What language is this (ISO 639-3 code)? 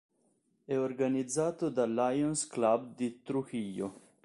ita